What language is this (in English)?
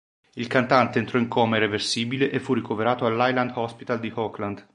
Italian